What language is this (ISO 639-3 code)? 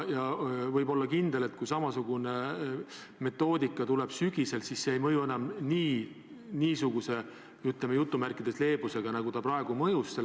est